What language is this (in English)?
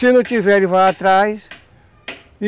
Portuguese